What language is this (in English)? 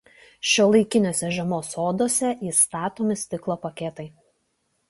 Lithuanian